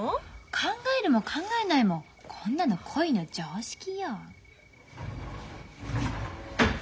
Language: Japanese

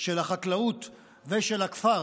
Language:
Hebrew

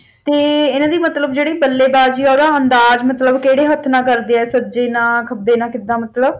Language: Punjabi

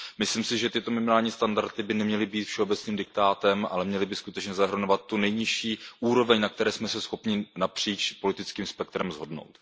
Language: Czech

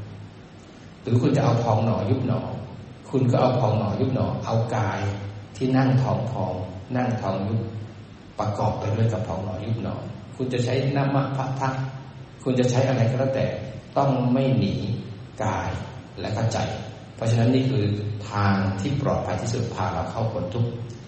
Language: Thai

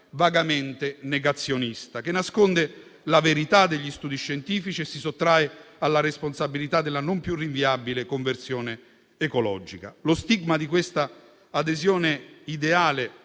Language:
Italian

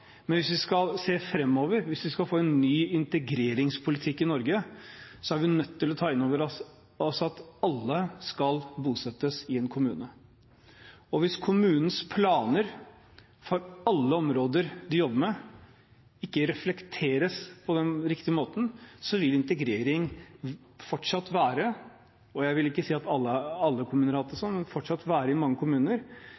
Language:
Norwegian Bokmål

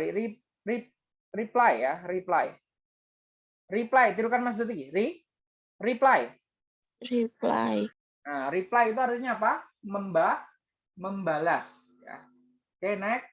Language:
Indonesian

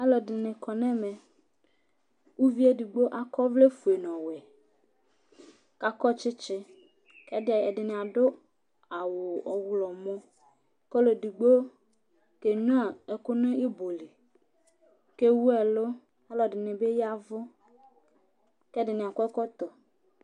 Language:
Ikposo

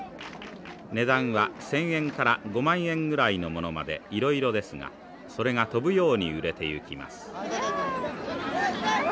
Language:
Japanese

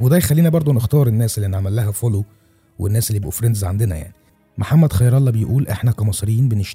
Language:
Arabic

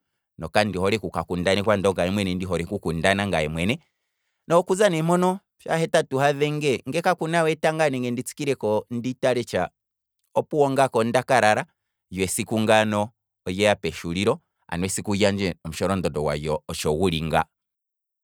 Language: Kwambi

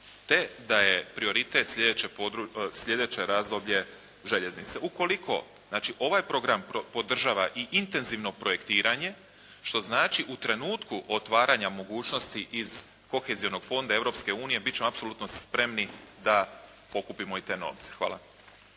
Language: Croatian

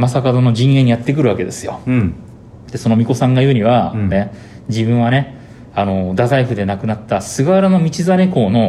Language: Japanese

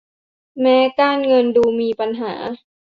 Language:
Thai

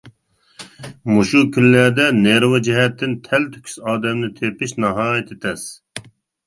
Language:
Uyghur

